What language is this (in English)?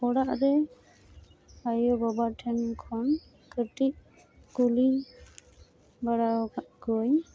Santali